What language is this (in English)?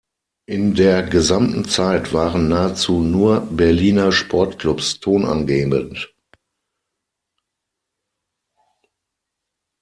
German